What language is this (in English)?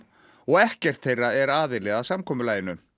Icelandic